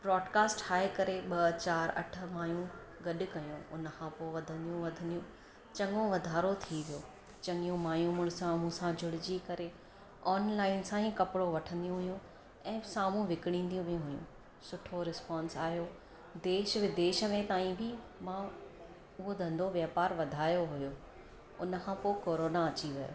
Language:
Sindhi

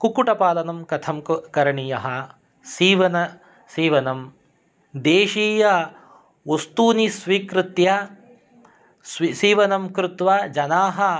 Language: Sanskrit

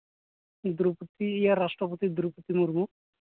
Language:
Santali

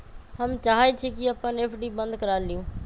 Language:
Magahi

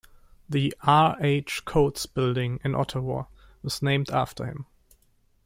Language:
English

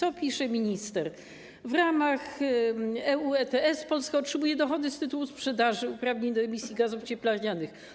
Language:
Polish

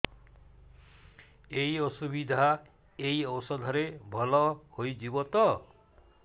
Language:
Odia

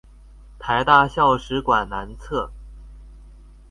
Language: Chinese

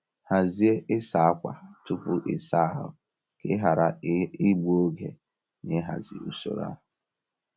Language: Igbo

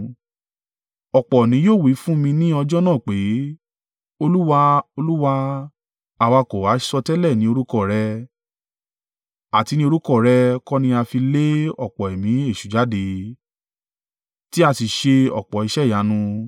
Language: Yoruba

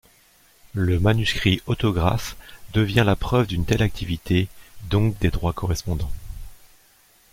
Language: French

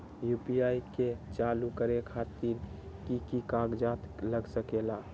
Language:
Magahi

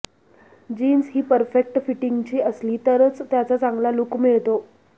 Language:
Marathi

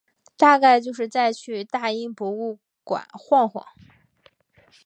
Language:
Chinese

